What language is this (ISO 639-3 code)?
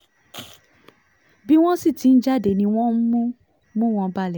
yor